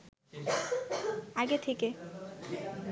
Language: Bangla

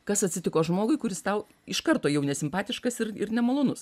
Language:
Lithuanian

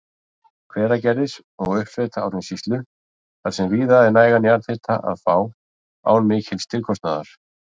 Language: Icelandic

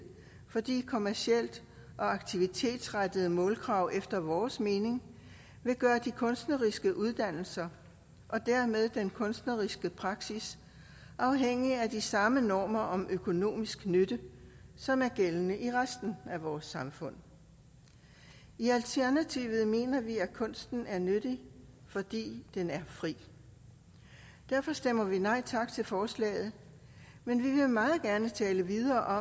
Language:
Danish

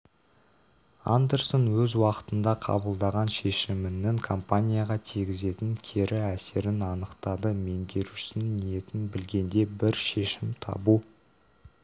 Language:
Kazakh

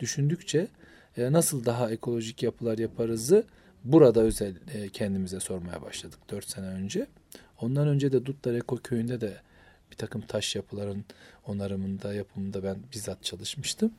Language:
Turkish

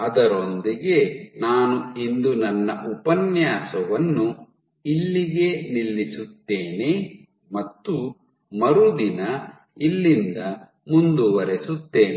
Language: Kannada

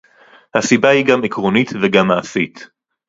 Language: Hebrew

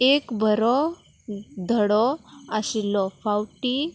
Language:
Konkani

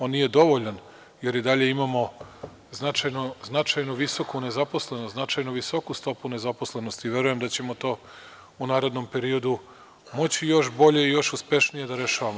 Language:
Serbian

